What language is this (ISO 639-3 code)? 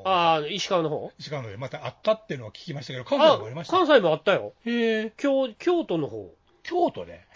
jpn